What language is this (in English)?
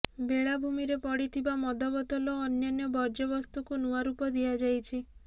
Odia